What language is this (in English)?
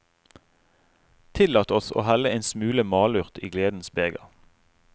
Norwegian